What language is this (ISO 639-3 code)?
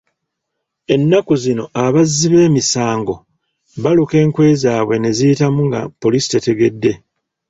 lug